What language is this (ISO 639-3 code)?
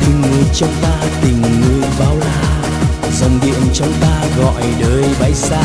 vie